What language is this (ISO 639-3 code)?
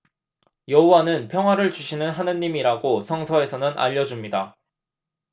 kor